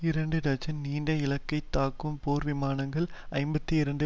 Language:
Tamil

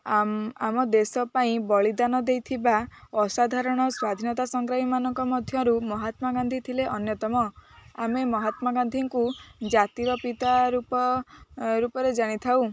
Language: Odia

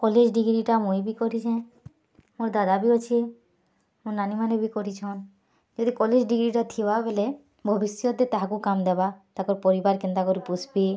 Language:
Odia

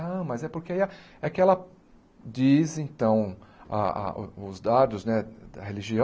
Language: Portuguese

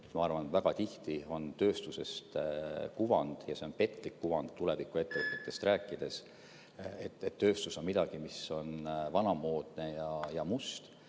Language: Estonian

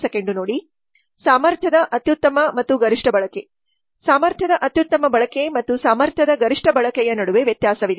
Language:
Kannada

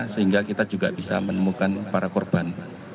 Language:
Indonesian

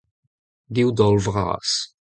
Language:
Breton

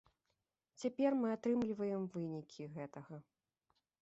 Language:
Belarusian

